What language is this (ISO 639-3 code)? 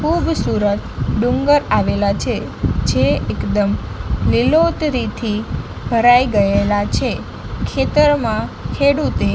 guj